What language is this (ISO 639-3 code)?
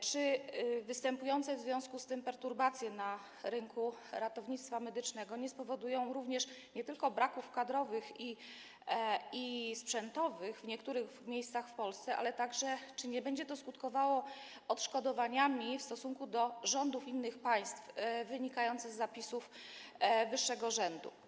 pol